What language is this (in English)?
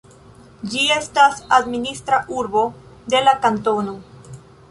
Esperanto